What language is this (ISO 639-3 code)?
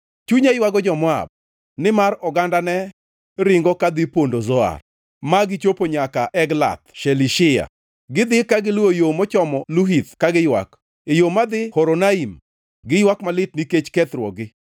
luo